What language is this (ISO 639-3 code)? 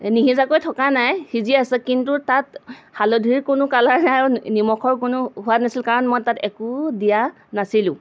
asm